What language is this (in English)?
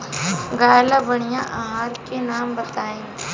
Bhojpuri